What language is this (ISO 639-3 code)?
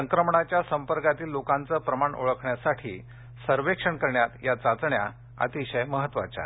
mar